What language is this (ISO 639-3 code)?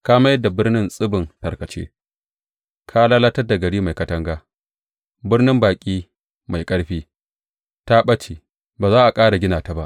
hau